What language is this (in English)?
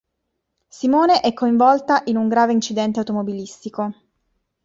Italian